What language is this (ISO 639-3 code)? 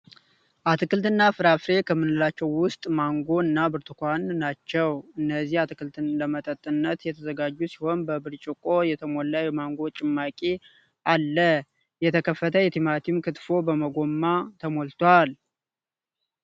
amh